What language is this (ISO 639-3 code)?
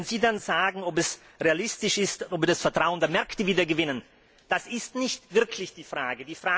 deu